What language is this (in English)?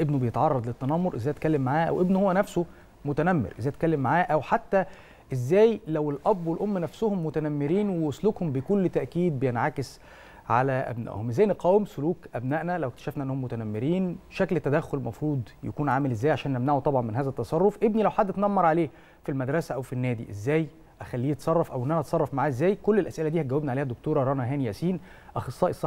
Arabic